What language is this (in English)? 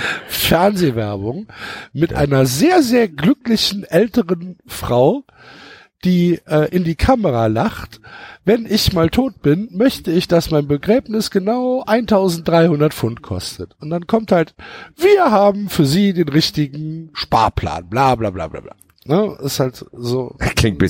German